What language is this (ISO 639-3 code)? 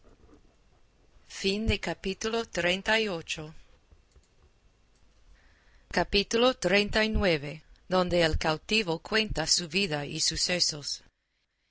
spa